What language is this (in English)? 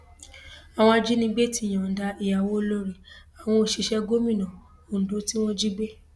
Yoruba